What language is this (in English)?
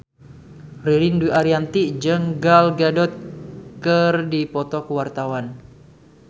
Sundanese